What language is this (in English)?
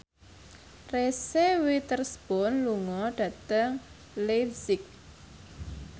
Javanese